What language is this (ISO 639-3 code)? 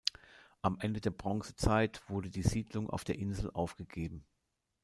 deu